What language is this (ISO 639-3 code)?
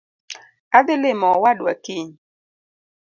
luo